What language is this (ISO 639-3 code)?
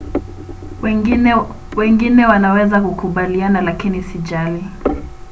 swa